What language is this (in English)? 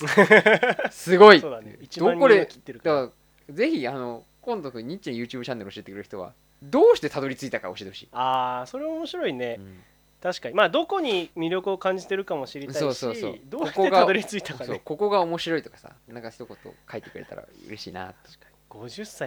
Japanese